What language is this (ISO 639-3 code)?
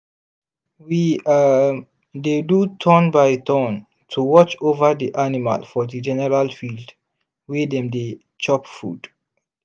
pcm